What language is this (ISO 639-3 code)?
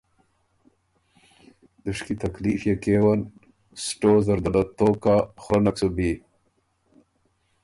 oru